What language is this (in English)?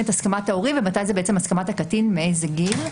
Hebrew